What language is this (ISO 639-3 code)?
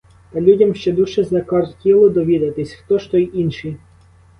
ukr